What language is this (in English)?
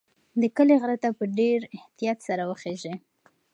Pashto